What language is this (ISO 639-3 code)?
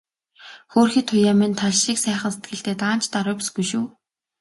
mon